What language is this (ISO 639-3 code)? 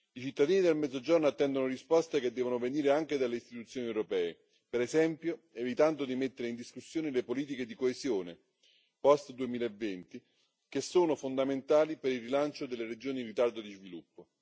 ita